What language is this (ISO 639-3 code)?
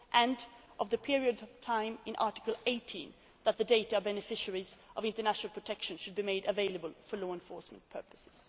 eng